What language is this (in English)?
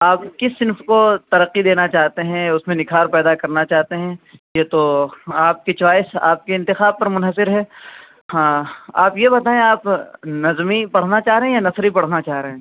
Urdu